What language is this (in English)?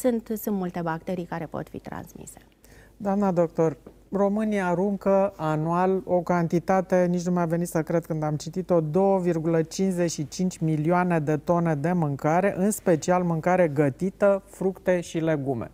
Romanian